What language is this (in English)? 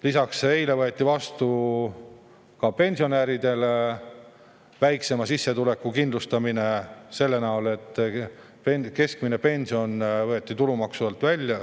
Estonian